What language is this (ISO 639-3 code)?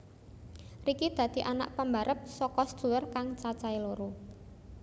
jav